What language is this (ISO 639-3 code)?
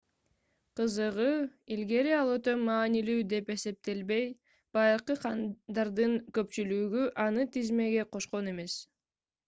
kir